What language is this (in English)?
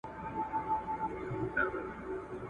Pashto